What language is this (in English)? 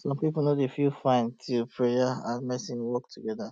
Nigerian Pidgin